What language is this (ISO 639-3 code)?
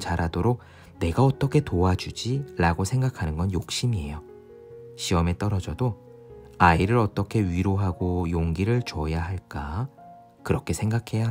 kor